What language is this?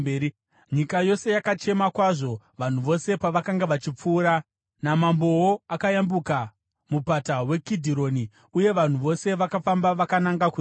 Shona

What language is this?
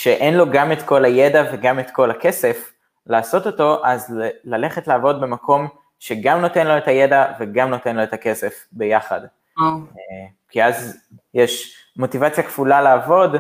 Hebrew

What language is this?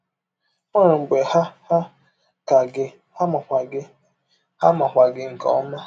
Igbo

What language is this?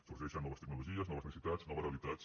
Catalan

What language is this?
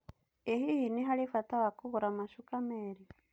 Kikuyu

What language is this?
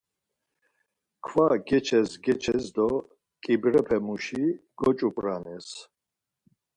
Laz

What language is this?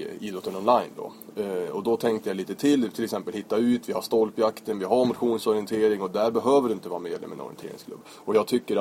Swedish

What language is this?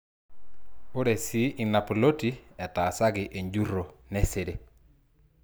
Masai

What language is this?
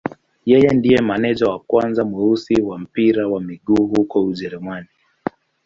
Swahili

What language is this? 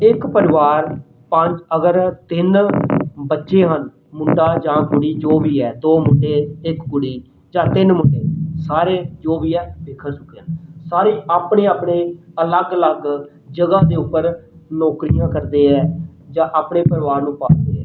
Punjabi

